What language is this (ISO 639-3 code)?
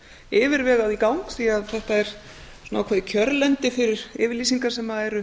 isl